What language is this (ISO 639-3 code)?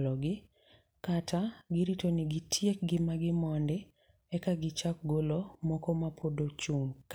luo